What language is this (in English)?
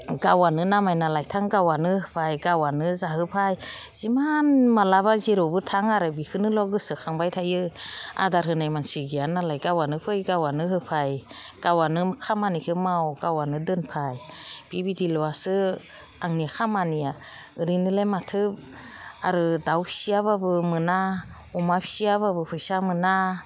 Bodo